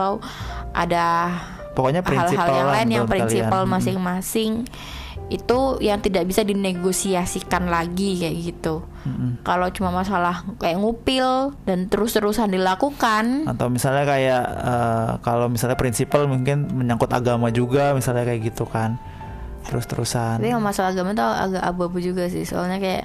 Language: Indonesian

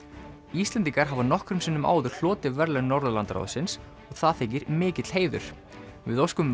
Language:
Icelandic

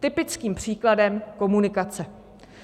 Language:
Czech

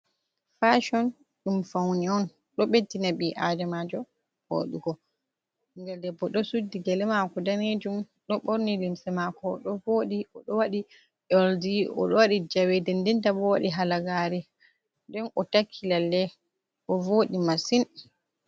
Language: Fula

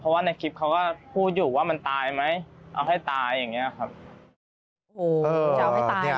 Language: Thai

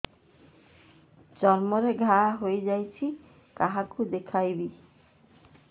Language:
Odia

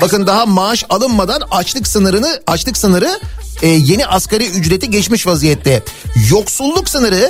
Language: Turkish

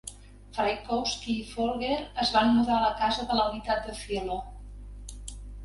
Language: Catalan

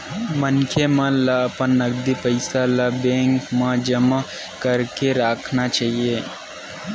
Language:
Chhattisgarhi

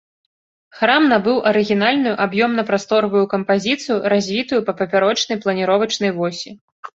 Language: Belarusian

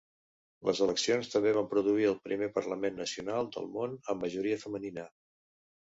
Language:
Catalan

